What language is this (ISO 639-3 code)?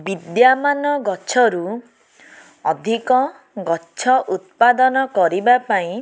ori